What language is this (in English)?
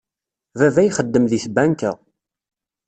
Kabyle